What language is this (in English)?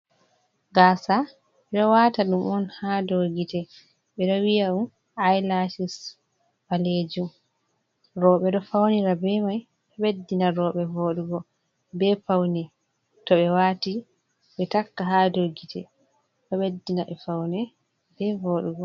Fula